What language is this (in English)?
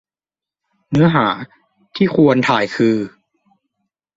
Thai